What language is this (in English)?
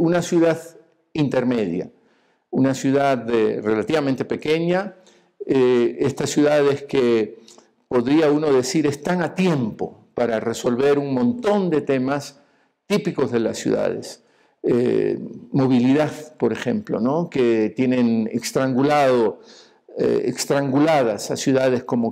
Spanish